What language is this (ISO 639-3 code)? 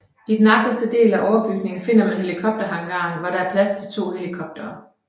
dan